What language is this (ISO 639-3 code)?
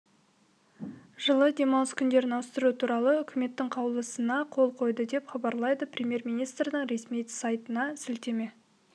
kaz